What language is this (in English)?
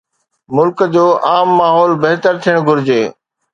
Sindhi